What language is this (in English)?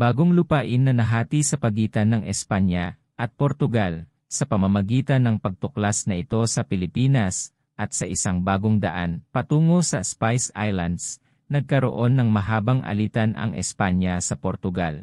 Filipino